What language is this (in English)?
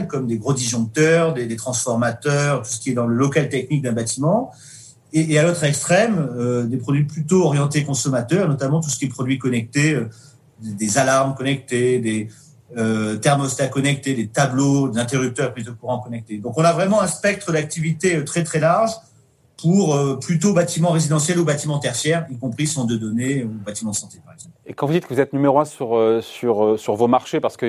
French